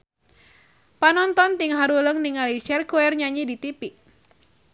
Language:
Sundanese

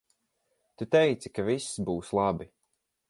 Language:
Latvian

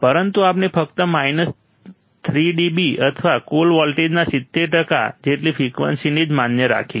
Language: Gujarati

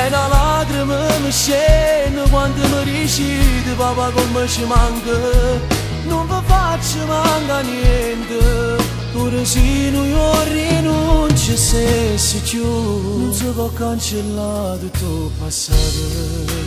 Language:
Romanian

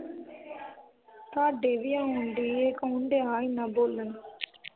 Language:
Punjabi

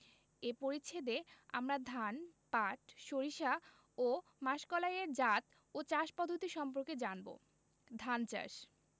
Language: Bangla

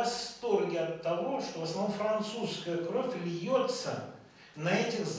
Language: Russian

